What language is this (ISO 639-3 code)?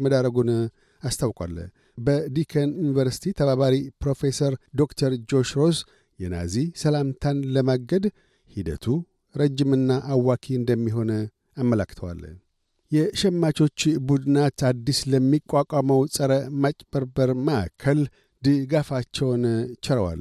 amh